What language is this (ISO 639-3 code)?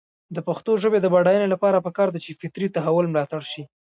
pus